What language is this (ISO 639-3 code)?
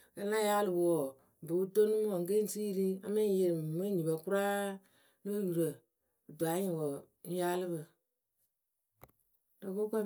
keu